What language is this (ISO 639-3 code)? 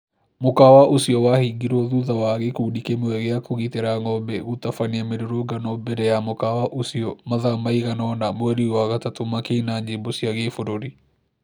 kik